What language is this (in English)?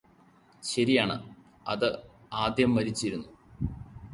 Malayalam